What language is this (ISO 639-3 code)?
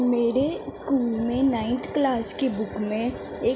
urd